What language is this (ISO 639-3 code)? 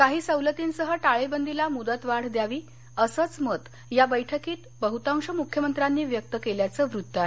mar